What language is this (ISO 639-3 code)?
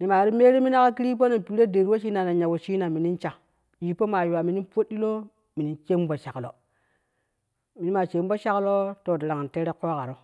kuh